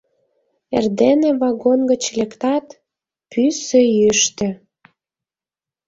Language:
Mari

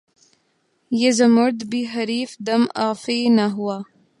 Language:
Urdu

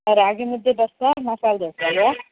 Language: Kannada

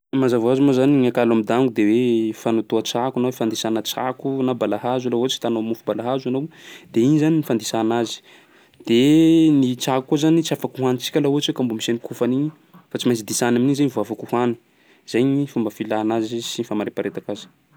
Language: Sakalava Malagasy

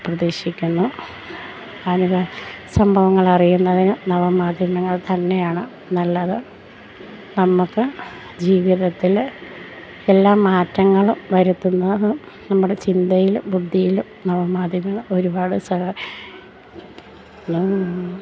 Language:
Malayalam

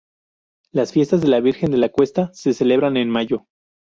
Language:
Spanish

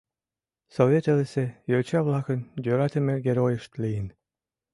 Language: Mari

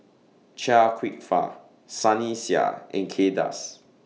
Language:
English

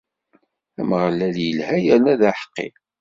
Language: Kabyle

